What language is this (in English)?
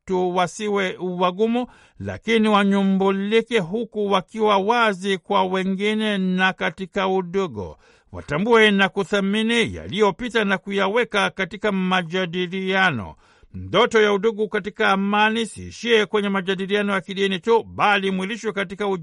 Swahili